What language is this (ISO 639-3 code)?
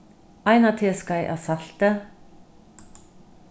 fao